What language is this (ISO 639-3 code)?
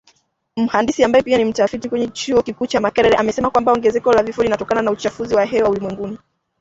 swa